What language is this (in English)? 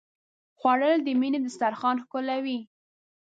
Pashto